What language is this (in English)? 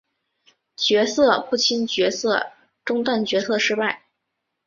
Chinese